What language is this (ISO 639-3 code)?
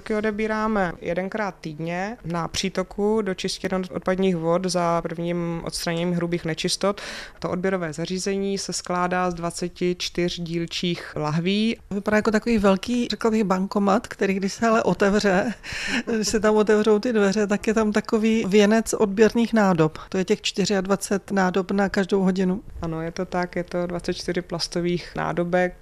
ces